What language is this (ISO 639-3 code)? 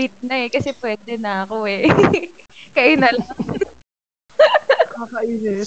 fil